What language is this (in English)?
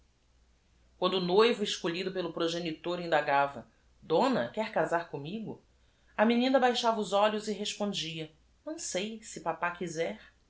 Portuguese